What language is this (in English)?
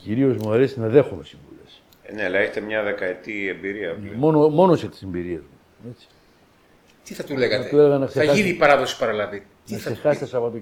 Greek